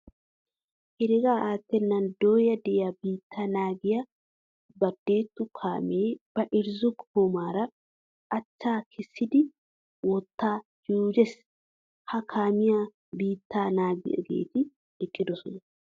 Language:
Wolaytta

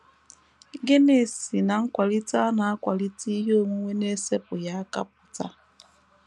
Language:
Igbo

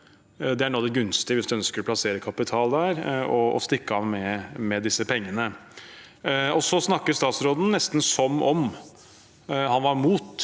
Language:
Norwegian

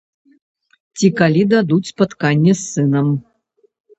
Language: Belarusian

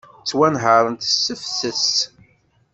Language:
Kabyle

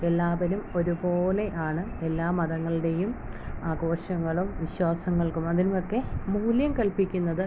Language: Malayalam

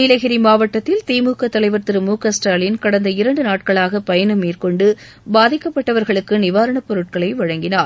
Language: Tamil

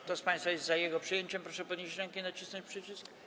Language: Polish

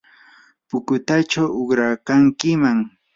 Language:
Yanahuanca Pasco Quechua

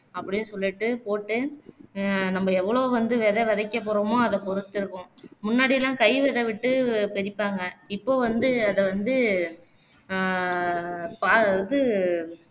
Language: Tamil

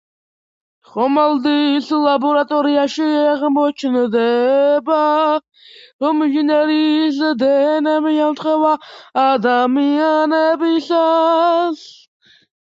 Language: Georgian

